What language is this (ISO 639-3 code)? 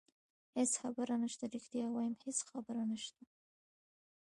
pus